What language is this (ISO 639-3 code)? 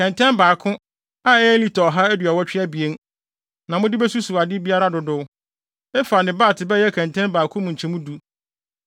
aka